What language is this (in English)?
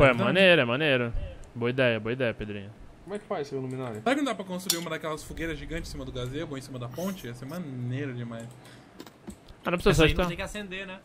Portuguese